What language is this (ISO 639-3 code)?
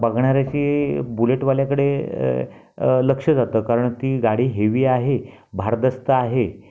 mar